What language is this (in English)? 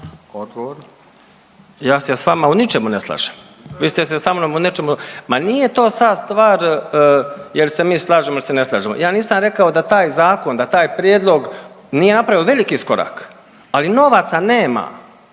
Croatian